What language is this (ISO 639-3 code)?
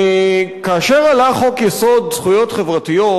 heb